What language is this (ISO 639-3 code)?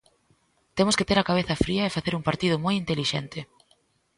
glg